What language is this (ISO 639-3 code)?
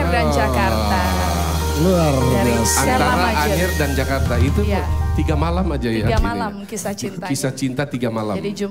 ind